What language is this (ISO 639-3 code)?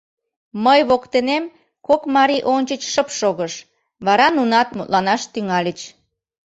chm